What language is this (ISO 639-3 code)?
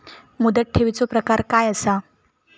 mar